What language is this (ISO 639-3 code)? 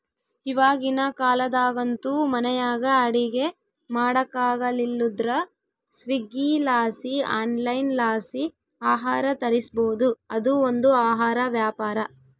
kan